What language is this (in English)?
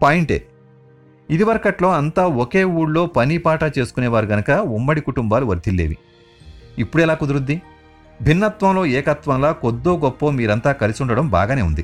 Telugu